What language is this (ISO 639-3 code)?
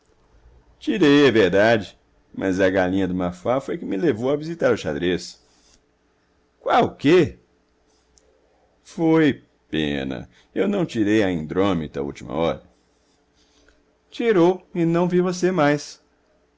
por